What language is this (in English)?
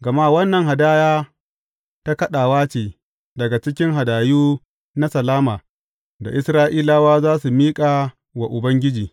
Hausa